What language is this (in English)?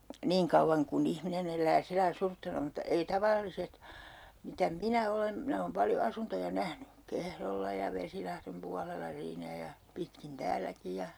Finnish